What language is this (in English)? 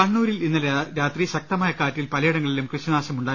Malayalam